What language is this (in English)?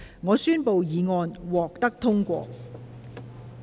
Cantonese